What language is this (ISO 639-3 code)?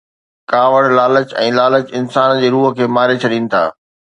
snd